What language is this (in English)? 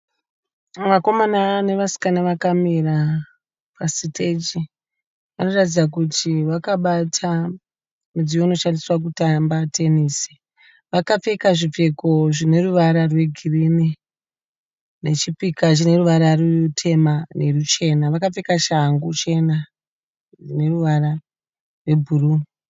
Shona